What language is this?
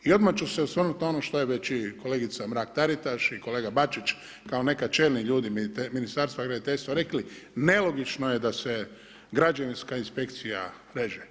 Croatian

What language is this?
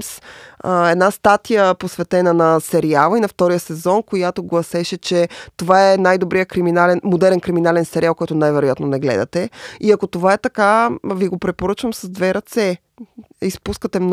Bulgarian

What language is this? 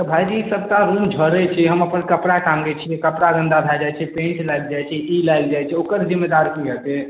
Maithili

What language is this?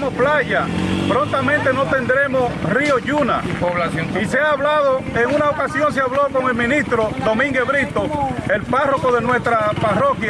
Spanish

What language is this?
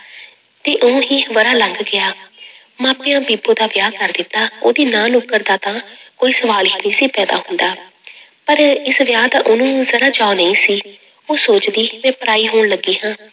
Punjabi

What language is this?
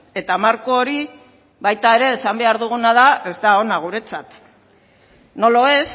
Basque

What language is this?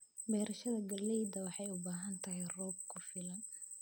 Somali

